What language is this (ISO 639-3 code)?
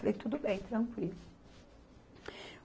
por